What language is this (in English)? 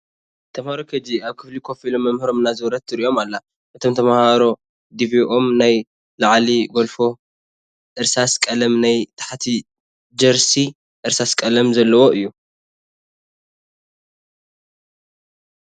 Tigrinya